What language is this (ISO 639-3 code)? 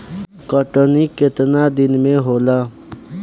bho